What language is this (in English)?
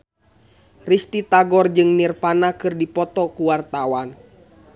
Sundanese